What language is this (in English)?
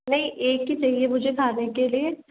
Hindi